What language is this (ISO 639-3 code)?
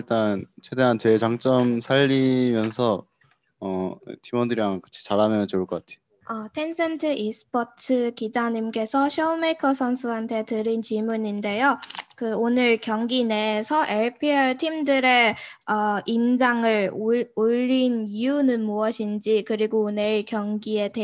kor